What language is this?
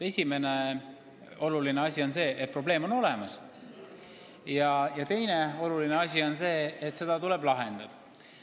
Estonian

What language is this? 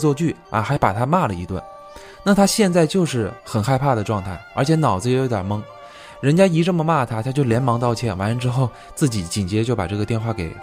Chinese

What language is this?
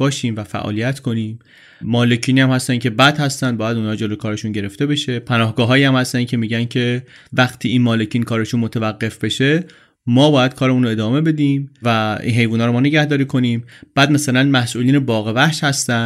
Persian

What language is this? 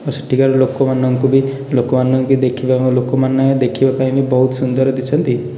Odia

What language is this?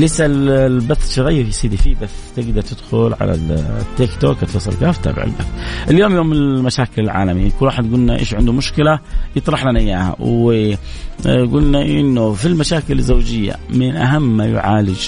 Arabic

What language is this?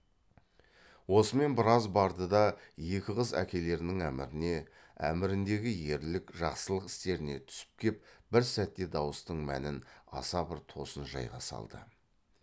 Kazakh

